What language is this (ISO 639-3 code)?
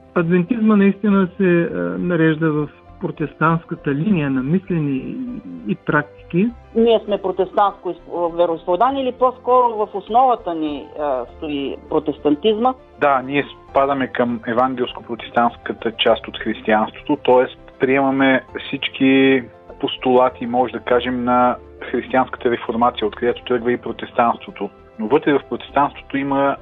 bul